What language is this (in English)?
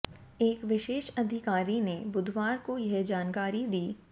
Hindi